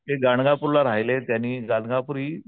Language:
Marathi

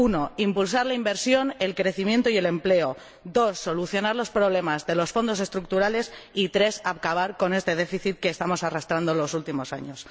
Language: Spanish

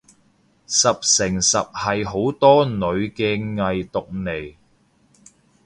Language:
Cantonese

